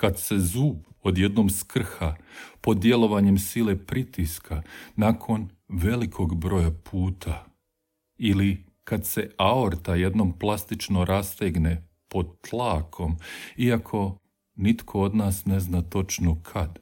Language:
Croatian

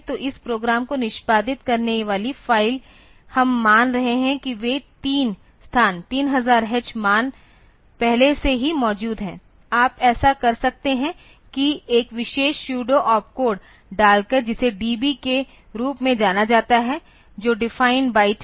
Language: Hindi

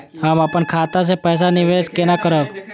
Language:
Maithili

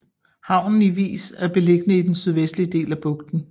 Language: Danish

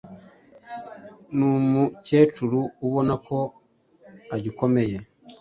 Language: Kinyarwanda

